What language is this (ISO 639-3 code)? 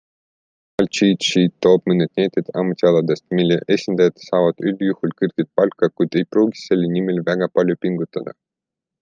est